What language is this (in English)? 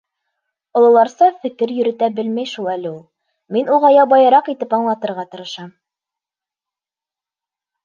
Bashkir